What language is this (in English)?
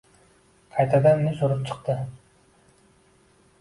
Uzbek